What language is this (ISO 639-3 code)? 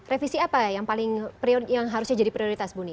ind